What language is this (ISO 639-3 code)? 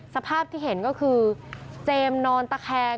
tha